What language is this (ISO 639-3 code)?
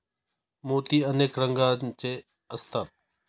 mar